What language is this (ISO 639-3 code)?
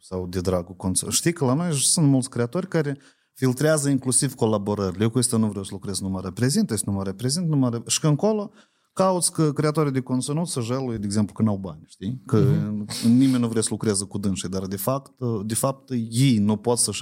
ron